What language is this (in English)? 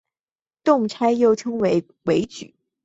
Chinese